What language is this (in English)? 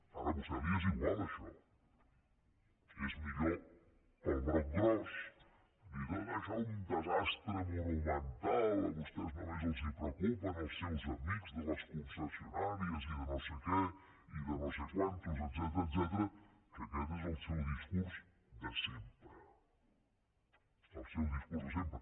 Catalan